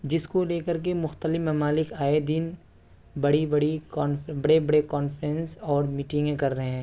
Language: Urdu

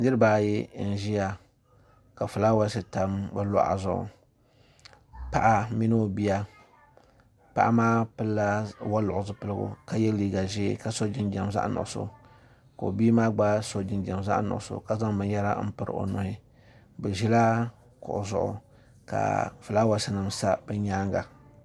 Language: Dagbani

